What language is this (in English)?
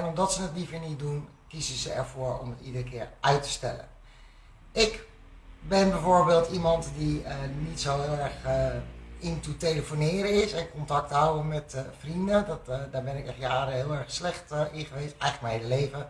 Dutch